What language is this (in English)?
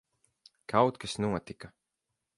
Latvian